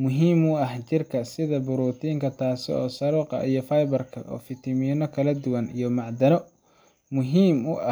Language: Somali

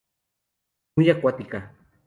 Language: Spanish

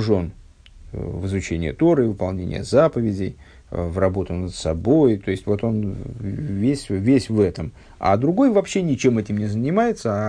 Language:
Russian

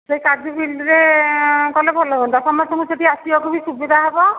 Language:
Odia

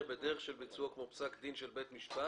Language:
Hebrew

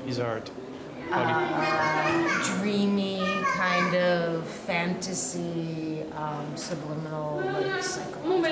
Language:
Korean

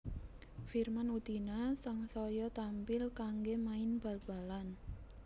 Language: Javanese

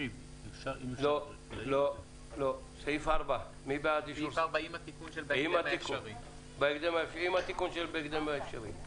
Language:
Hebrew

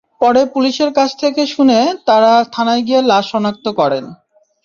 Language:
Bangla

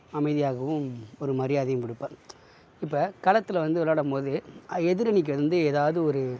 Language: Tamil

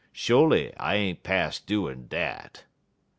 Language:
English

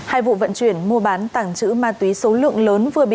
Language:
Vietnamese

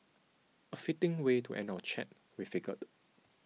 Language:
English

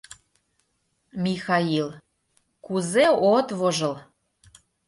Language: Mari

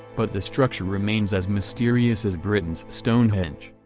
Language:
English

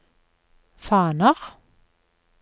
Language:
Norwegian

